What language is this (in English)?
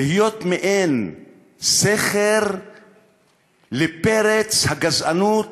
Hebrew